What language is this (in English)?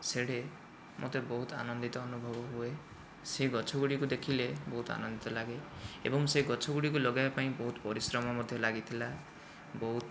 Odia